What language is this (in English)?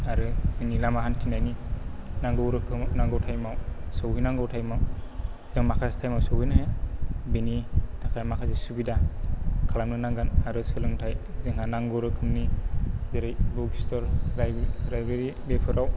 Bodo